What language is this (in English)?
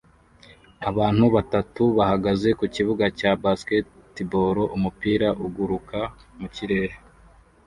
Kinyarwanda